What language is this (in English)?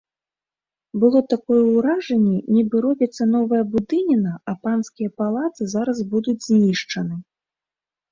Belarusian